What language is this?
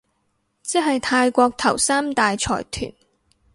Cantonese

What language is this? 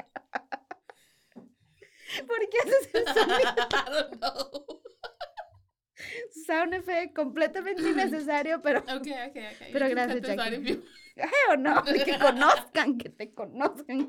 Spanish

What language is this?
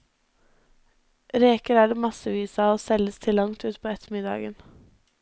Norwegian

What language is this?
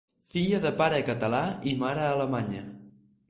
Catalan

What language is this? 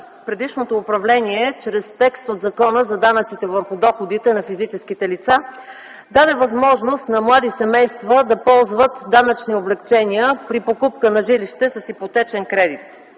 Bulgarian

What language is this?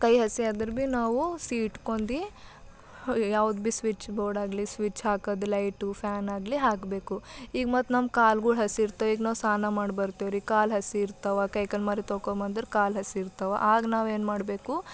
Kannada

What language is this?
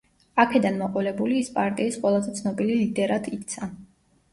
Georgian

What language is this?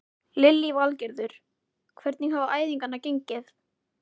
Icelandic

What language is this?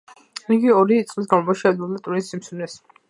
Georgian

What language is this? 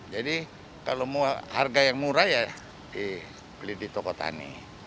Indonesian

